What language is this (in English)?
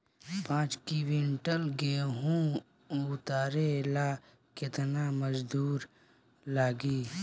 Bhojpuri